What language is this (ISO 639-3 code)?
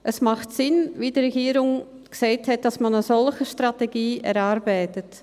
gsw